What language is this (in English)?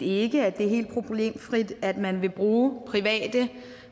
Danish